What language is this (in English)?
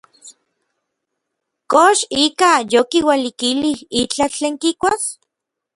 Orizaba Nahuatl